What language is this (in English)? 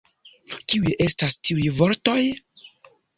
Esperanto